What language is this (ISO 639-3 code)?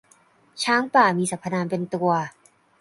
tha